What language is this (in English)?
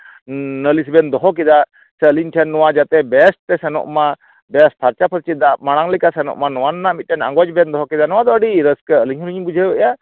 Santali